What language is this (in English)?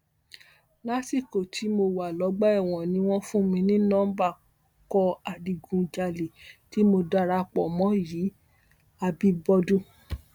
Yoruba